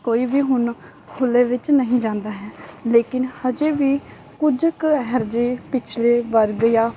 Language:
Punjabi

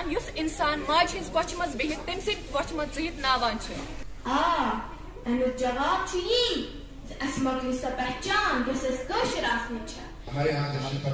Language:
Romanian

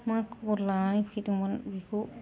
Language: Bodo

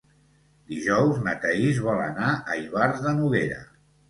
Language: Catalan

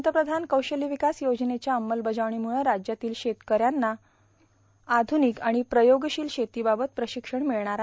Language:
Marathi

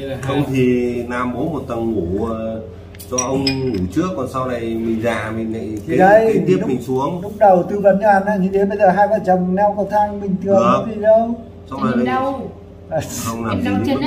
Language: Vietnamese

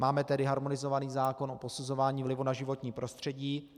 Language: Czech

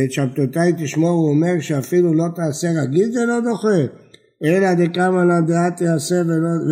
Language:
Hebrew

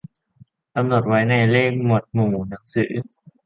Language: Thai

